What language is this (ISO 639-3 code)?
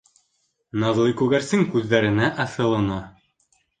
bak